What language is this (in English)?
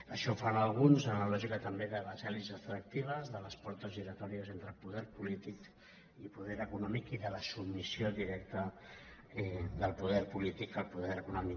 Catalan